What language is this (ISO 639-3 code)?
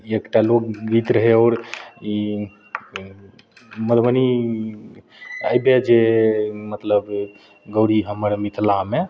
mai